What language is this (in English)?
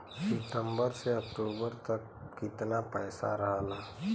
Bhojpuri